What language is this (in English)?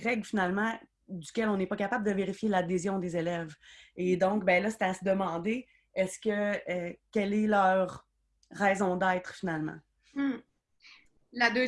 French